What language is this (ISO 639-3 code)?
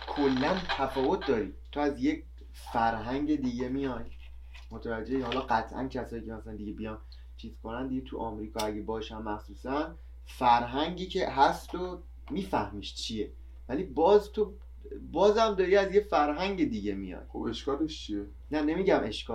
fas